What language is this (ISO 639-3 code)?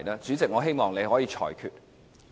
yue